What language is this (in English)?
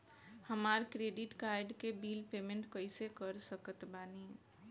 Bhojpuri